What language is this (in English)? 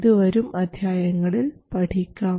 Malayalam